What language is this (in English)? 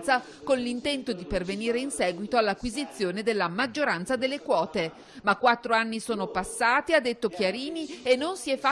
Italian